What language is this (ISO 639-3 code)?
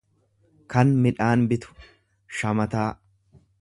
orm